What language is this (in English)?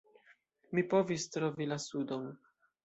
Esperanto